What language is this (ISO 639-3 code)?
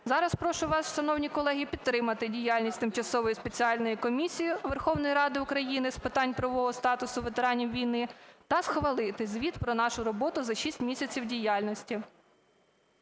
ukr